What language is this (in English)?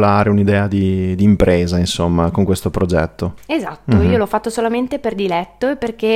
Italian